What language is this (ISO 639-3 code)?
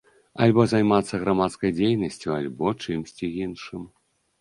bel